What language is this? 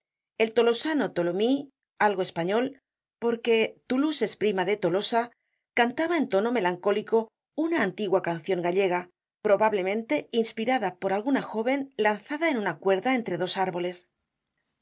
Spanish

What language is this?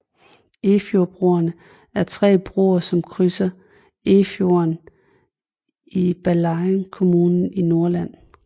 Danish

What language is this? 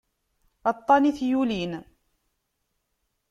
Kabyle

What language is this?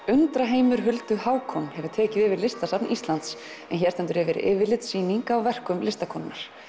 Icelandic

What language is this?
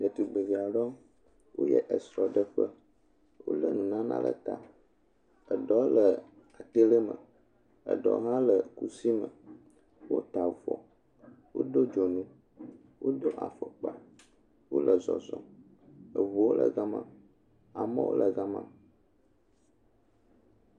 Ewe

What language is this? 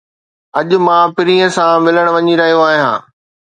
Sindhi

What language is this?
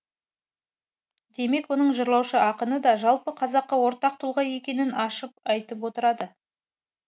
Kazakh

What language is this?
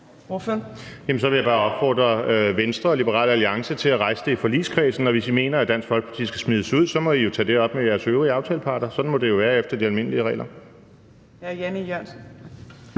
Danish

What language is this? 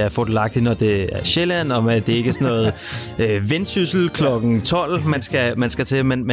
Danish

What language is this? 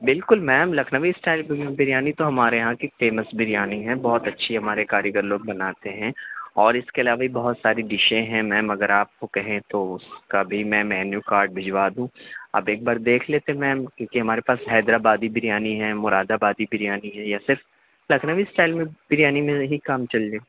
Urdu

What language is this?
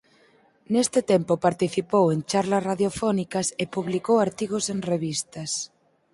Galician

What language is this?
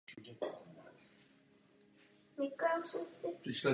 Czech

